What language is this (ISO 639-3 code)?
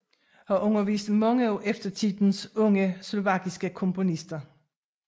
dan